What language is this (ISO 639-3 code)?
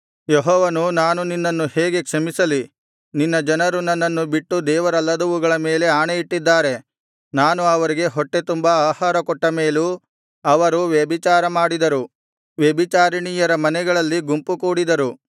kan